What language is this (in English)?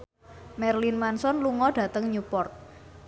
Javanese